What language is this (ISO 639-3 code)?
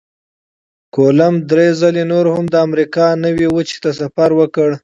pus